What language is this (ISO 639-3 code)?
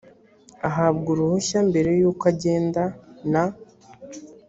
kin